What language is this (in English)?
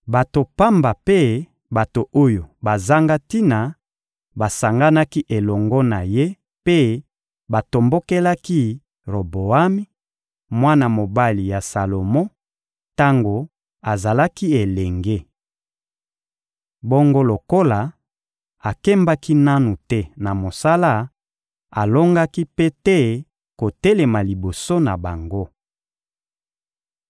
Lingala